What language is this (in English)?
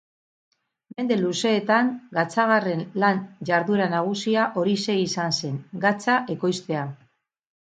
Basque